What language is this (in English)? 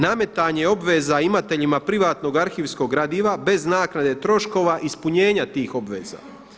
Croatian